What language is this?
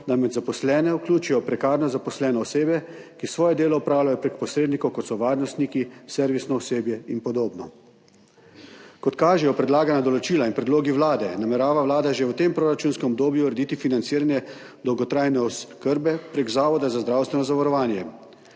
Slovenian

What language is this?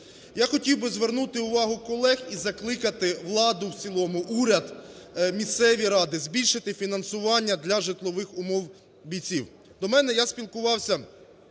Ukrainian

